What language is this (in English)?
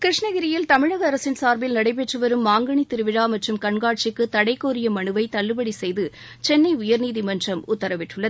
Tamil